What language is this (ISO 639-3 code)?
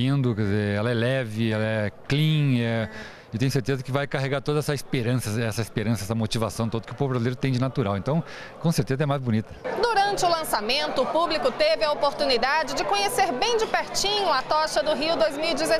por